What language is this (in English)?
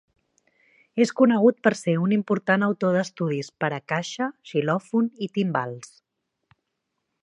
Catalan